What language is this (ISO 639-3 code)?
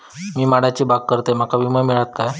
mar